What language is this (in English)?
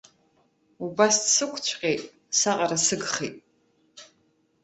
Abkhazian